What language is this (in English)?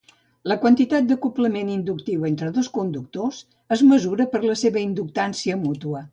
Catalan